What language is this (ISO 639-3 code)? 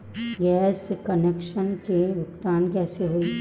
bho